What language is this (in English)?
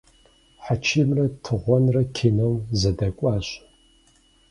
Kabardian